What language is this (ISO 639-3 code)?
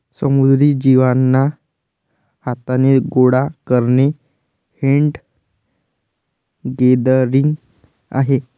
mar